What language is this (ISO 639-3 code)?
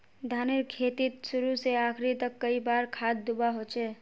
mag